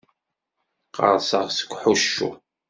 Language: Kabyle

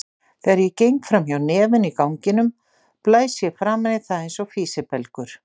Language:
Icelandic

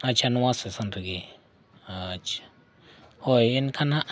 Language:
Santali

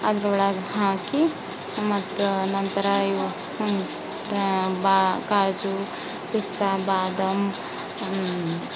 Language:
Kannada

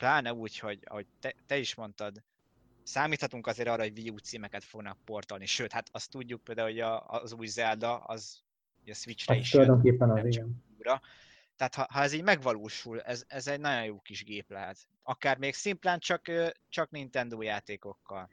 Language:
Hungarian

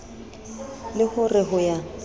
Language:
Southern Sotho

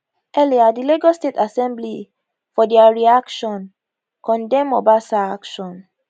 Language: Nigerian Pidgin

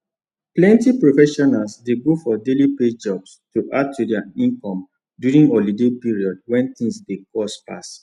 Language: Nigerian Pidgin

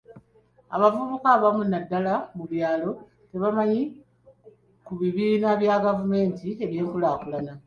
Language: Ganda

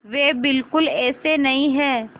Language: Hindi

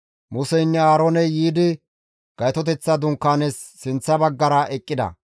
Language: Gamo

